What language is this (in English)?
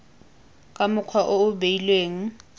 Tswana